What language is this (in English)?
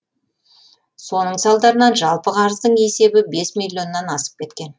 Kazakh